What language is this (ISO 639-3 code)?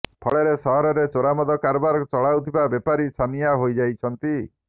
ori